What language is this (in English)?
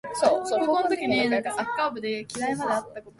Japanese